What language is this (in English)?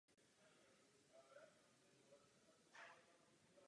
Czech